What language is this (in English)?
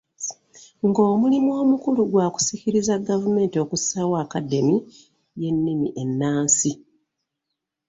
Ganda